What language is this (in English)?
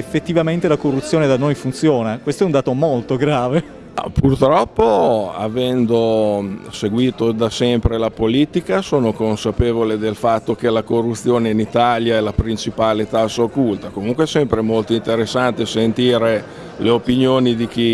Italian